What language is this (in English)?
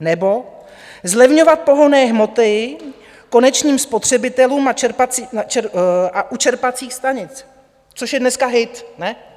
Czech